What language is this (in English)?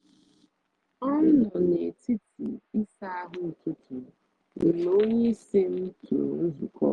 Igbo